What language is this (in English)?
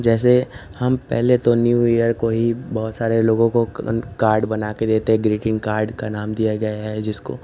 Hindi